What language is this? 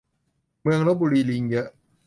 Thai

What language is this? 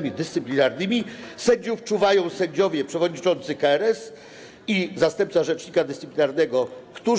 Polish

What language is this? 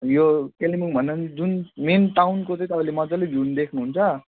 Nepali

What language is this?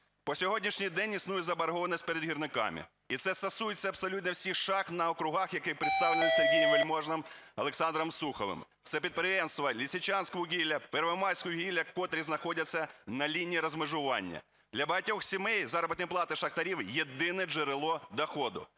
Ukrainian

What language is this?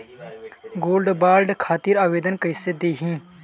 Bhojpuri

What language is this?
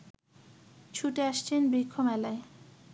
Bangla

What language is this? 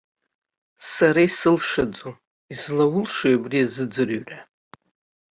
Abkhazian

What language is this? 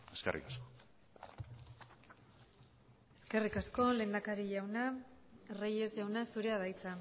Basque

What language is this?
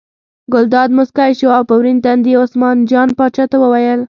Pashto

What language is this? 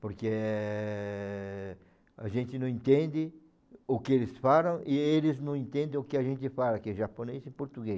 Portuguese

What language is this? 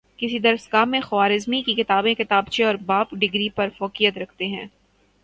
Urdu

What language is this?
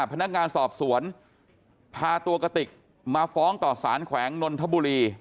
Thai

